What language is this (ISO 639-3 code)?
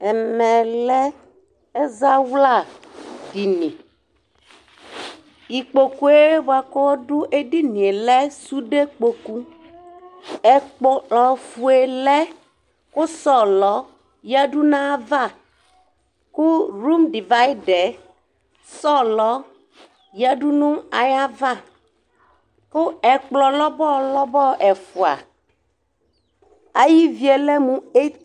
kpo